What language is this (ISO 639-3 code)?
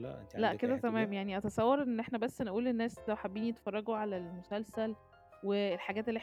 ara